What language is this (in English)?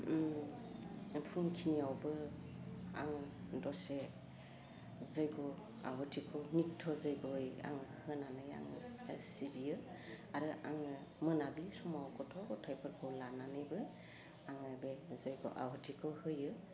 Bodo